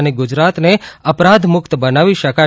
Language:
Gujarati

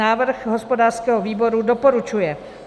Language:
Czech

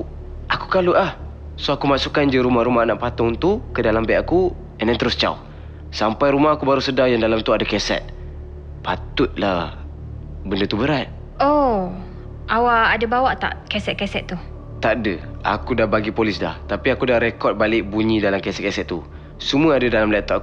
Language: Malay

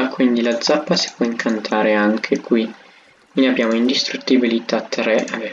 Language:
Italian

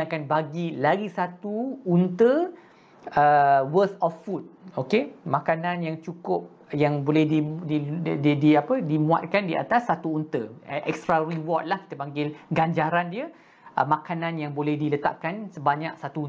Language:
Malay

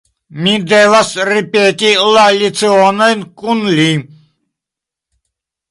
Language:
Esperanto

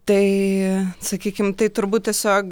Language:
Lithuanian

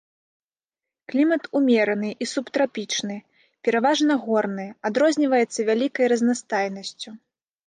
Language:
Belarusian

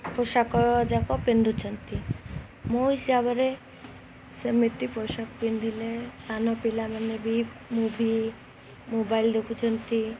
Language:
Odia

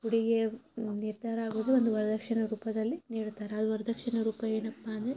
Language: Kannada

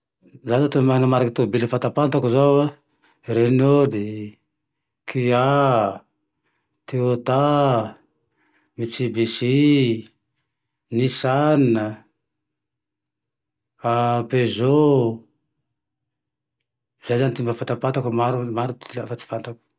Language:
Tandroy-Mahafaly Malagasy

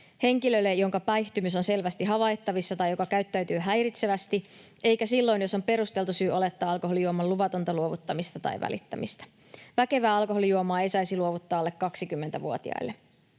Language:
Finnish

